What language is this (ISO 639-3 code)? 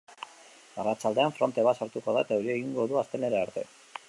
eus